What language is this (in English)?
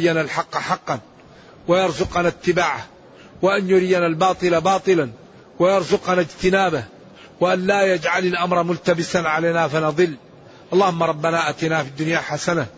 Arabic